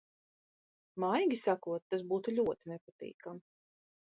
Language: Latvian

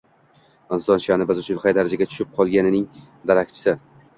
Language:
Uzbek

